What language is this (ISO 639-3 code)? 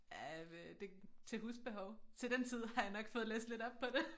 dan